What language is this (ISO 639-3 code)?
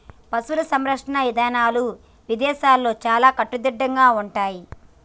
tel